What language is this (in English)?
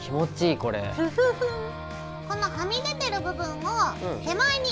Japanese